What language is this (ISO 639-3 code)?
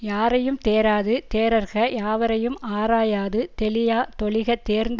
tam